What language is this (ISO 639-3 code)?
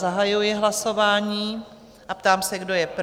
ces